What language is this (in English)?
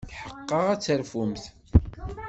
Kabyle